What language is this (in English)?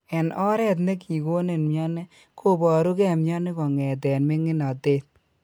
Kalenjin